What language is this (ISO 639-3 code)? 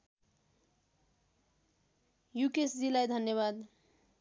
nep